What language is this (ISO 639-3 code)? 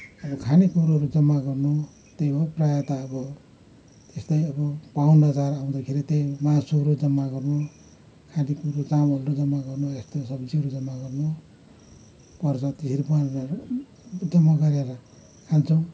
nep